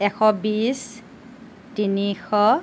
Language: Assamese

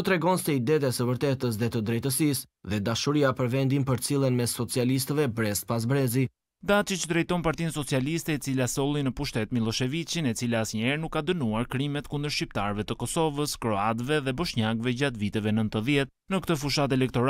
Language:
Romanian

